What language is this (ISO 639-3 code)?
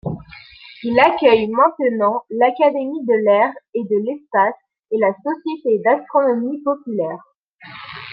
fra